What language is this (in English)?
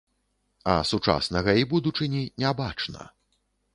Belarusian